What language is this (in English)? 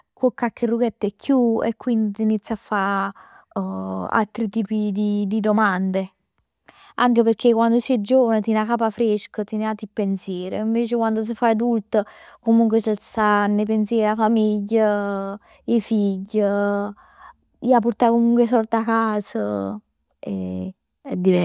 Neapolitan